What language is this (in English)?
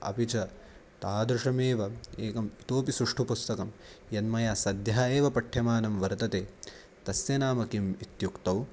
Sanskrit